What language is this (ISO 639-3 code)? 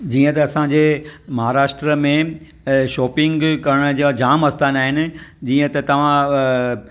snd